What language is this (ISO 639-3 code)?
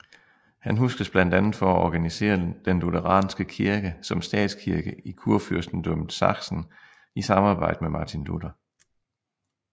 dan